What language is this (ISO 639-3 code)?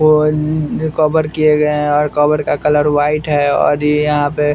hin